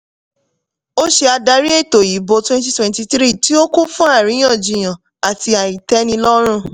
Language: Yoruba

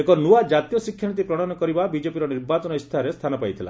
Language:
Odia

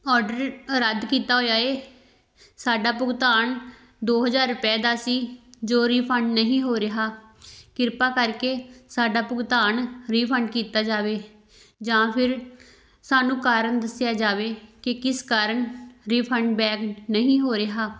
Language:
Punjabi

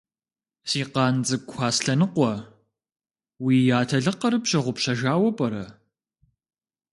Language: Kabardian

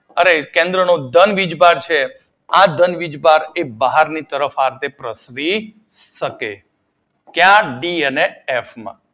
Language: Gujarati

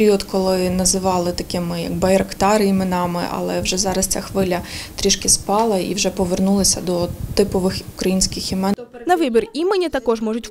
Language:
Ukrainian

